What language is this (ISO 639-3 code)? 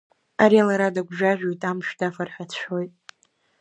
abk